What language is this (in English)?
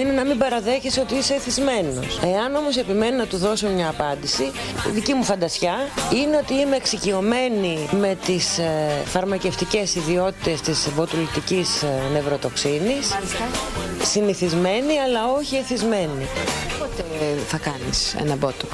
Greek